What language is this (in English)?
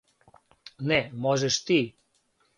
Serbian